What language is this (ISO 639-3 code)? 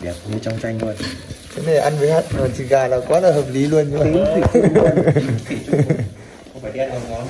vie